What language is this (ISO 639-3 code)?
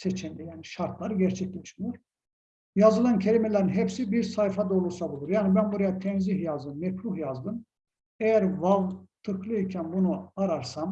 tur